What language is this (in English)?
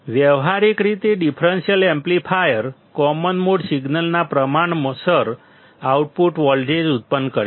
Gujarati